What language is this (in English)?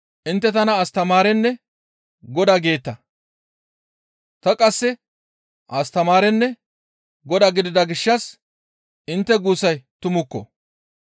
Gamo